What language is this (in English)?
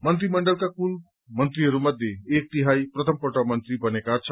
Nepali